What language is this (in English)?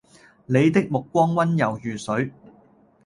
Cantonese